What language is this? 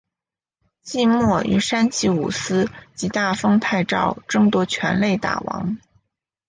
Chinese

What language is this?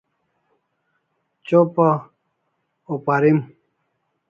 Kalasha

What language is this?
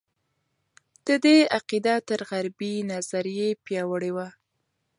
Pashto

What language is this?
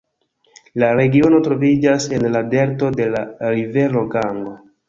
Esperanto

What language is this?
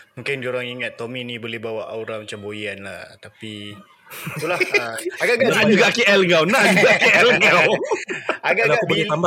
Malay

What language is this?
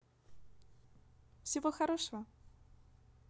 Russian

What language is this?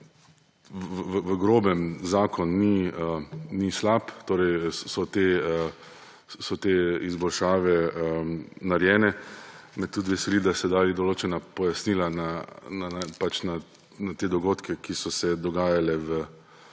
Slovenian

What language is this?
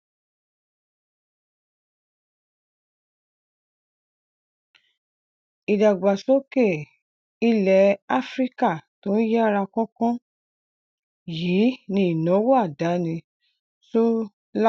Yoruba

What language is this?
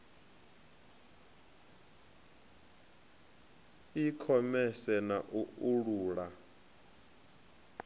Venda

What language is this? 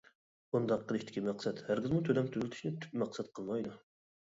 Uyghur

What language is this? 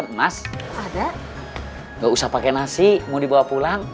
Indonesian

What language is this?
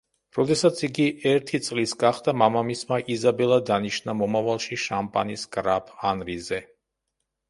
Georgian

